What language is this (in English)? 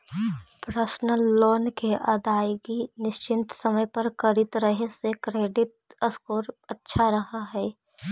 Magahi